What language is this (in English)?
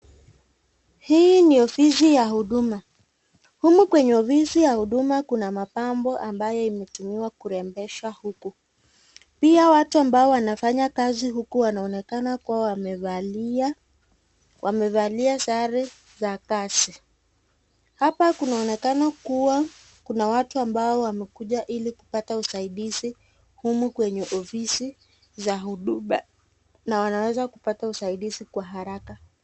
Swahili